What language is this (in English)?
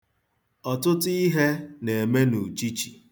Igbo